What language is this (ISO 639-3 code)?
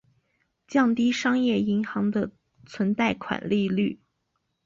zho